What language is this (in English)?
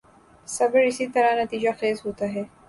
Urdu